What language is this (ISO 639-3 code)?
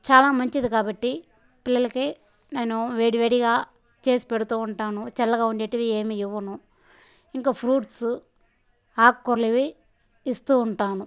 tel